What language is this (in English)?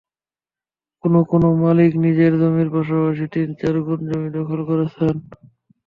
Bangla